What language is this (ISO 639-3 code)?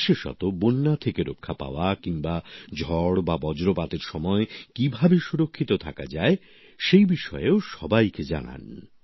ben